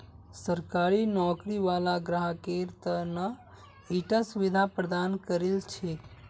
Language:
Magahi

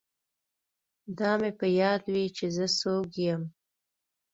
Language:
Pashto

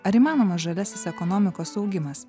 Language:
Lithuanian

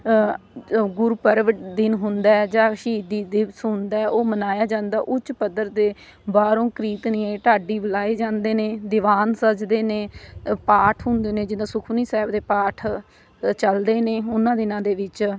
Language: Punjabi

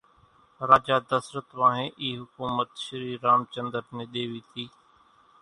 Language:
Kachi Koli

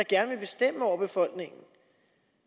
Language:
Danish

